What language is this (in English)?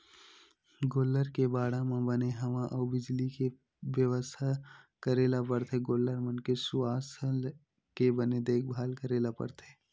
Chhattisgarhi